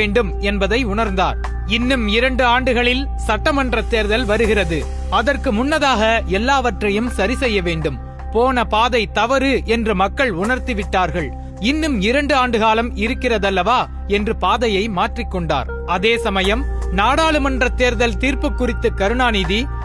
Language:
Tamil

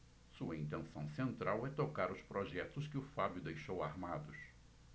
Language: Portuguese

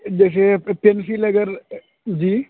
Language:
Urdu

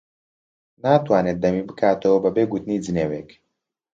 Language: Central Kurdish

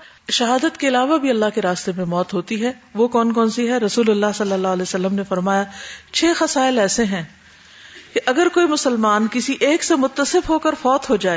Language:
Urdu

